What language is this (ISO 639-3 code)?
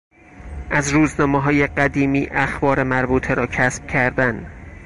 fas